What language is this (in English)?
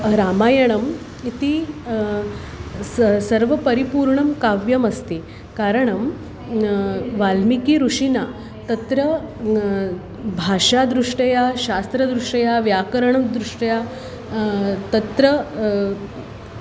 Sanskrit